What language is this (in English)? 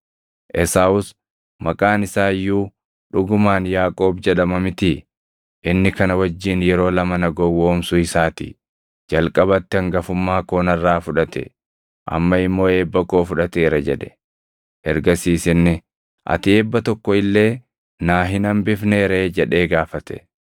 Oromo